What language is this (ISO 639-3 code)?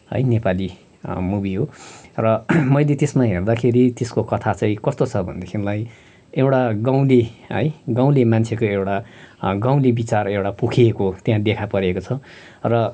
nep